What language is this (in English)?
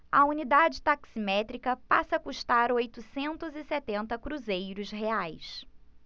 Portuguese